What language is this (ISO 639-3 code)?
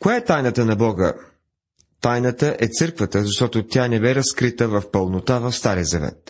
bul